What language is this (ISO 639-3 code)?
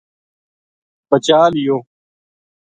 gju